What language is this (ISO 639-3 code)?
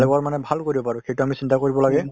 asm